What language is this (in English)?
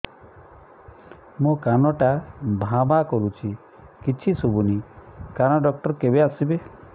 Odia